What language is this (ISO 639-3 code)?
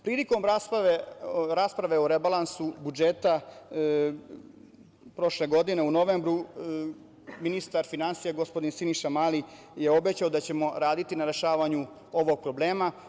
srp